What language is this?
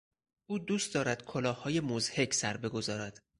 Persian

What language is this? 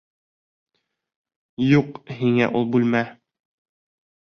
Bashkir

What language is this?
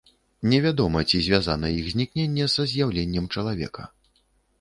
Belarusian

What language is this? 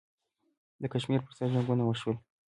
Pashto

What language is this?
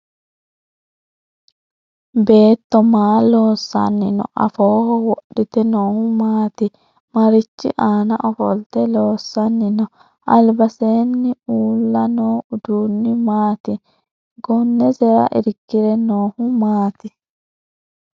Sidamo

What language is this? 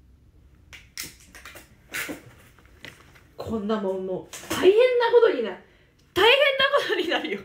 Japanese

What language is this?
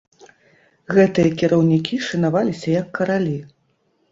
Belarusian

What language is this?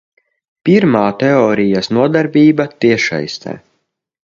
Latvian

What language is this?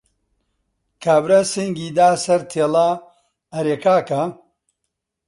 Central Kurdish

